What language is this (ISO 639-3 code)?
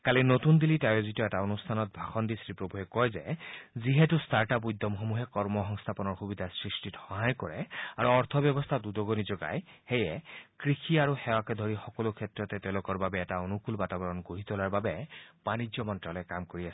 asm